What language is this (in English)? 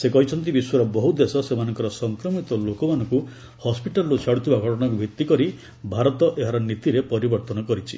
Odia